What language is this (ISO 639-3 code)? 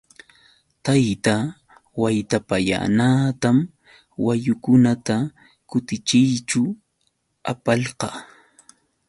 qux